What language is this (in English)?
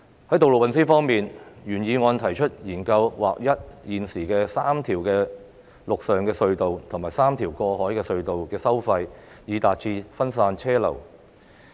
Cantonese